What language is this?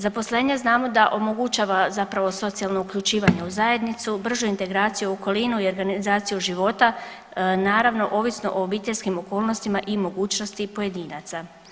Croatian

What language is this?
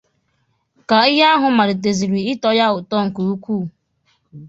Igbo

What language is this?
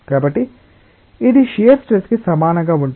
Telugu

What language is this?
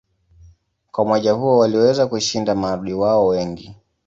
Swahili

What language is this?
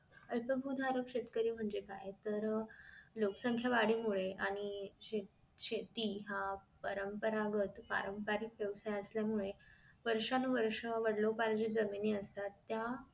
Marathi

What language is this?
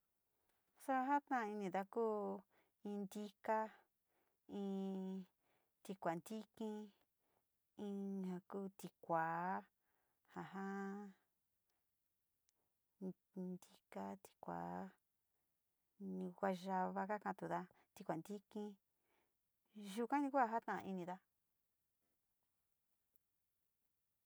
Sinicahua Mixtec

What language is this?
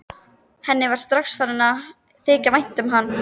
Icelandic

